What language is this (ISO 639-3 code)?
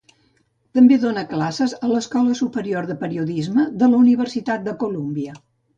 cat